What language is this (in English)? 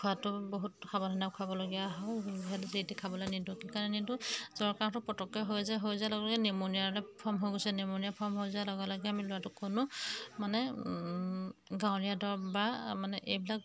Assamese